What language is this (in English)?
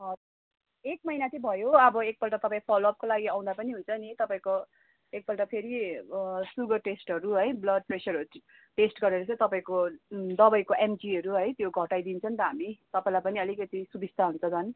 Nepali